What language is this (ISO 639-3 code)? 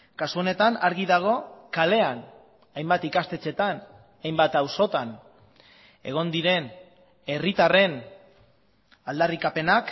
eus